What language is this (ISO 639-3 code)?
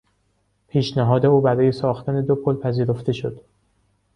fas